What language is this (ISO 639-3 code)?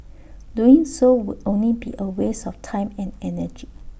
eng